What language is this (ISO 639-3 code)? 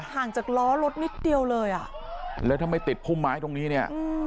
tha